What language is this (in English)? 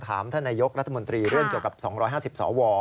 Thai